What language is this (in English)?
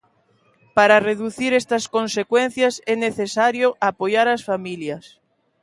Galician